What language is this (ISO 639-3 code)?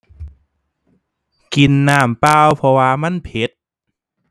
tha